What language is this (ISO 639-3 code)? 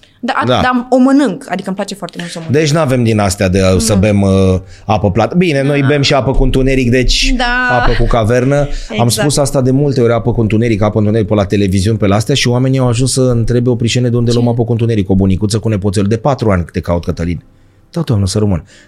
ron